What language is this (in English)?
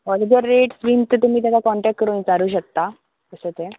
Konkani